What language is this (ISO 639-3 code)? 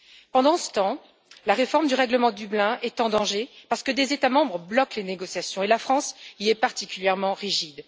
fra